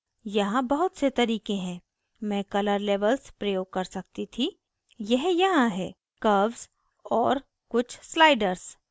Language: Hindi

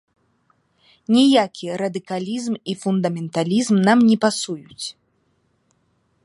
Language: Belarusian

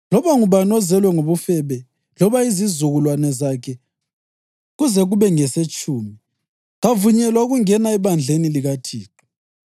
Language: North Ndebele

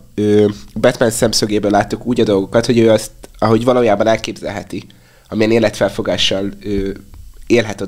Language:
Hungarian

